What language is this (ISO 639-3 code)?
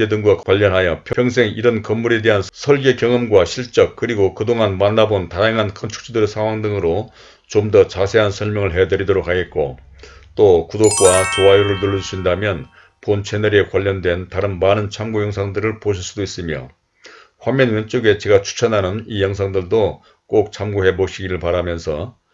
kor